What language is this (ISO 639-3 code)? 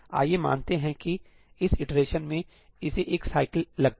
hin